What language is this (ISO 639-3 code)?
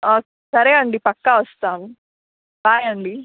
tel